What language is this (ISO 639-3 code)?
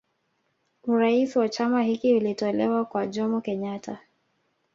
swa